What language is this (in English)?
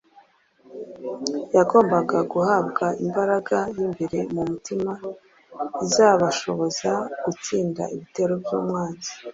Kinyarwanda